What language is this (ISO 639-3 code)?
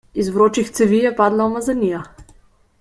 slv